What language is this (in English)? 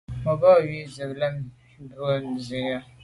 Medumba